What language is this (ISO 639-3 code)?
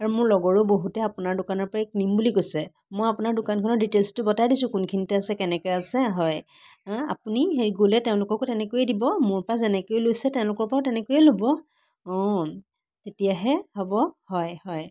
asm